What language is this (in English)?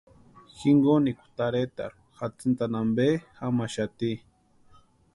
Western Highland Purepecha